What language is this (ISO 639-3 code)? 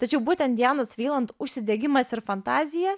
lit